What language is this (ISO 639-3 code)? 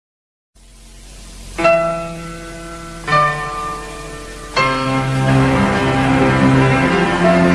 ind